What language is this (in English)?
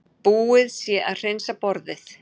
Icelandic